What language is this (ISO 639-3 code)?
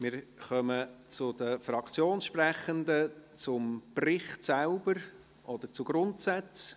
gsw